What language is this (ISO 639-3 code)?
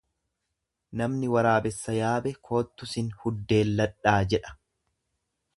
orm